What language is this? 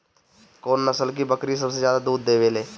Bhojpuri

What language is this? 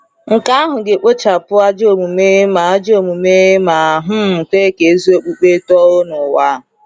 Igbo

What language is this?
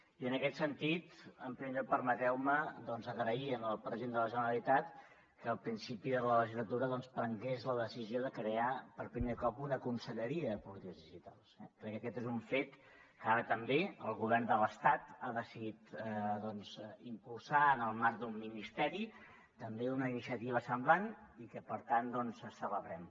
Catalan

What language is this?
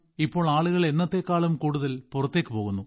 Malayalam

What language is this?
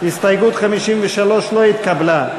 Hebrew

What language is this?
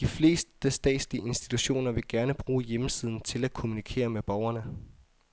Danish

